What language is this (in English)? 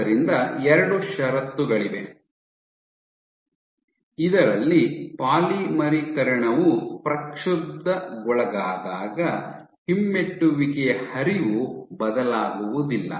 Kannada